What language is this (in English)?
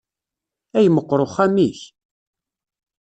Kabyle